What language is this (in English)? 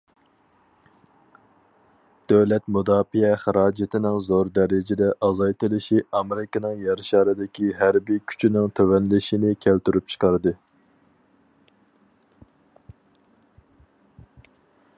Uyghur